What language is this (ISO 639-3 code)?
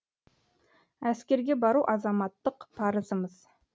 kaz